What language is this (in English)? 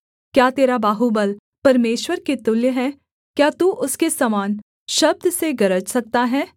Hindi